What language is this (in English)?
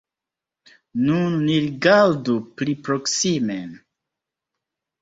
Esperanto